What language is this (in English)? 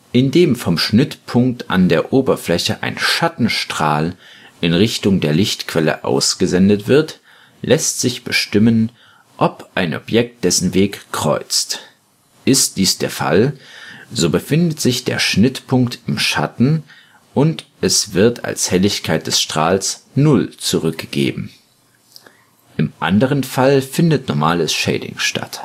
German